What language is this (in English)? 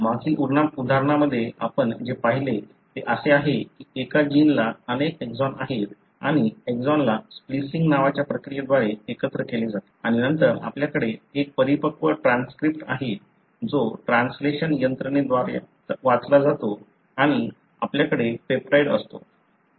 Marathi